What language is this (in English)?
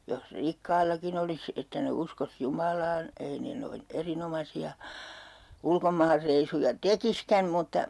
Finnish